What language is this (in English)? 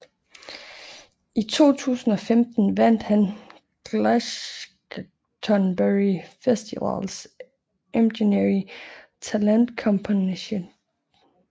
Danish